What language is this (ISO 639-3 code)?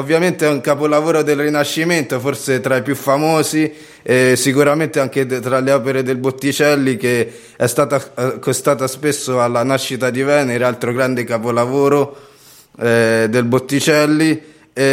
ita